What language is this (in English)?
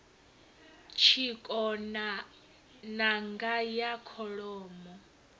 Venda